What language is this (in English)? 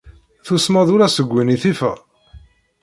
Kabyle